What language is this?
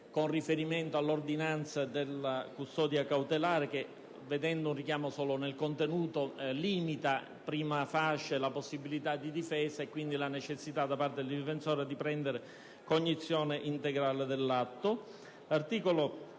Italian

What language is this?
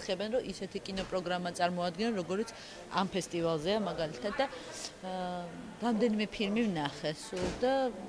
Czech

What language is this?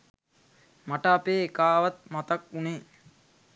Sinhala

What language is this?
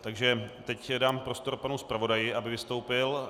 Czech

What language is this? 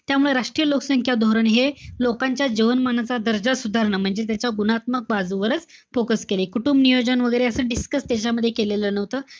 Marathi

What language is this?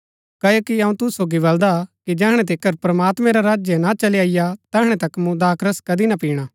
Gaddi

